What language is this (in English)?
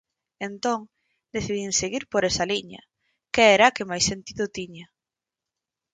Galician